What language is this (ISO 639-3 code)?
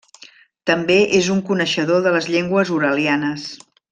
cat